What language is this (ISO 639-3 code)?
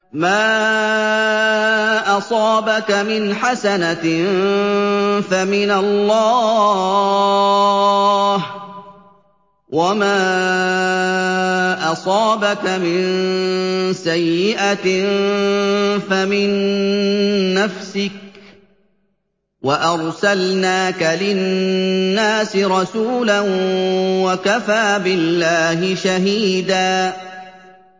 ara